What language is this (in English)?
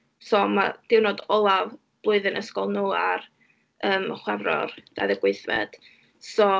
Welsh